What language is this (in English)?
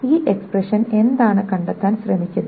Malayalam